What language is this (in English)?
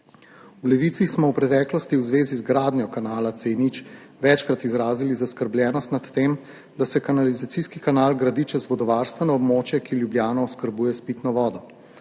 Slovenian